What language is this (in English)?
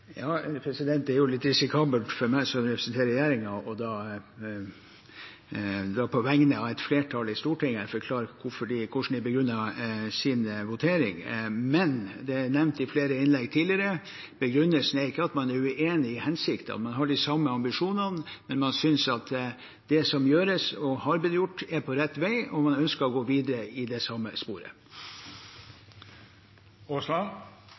Norwegian Bokmål